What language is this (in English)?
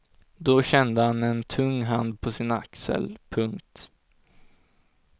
Swedish